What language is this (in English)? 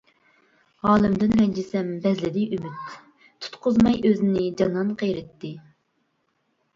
Uyghur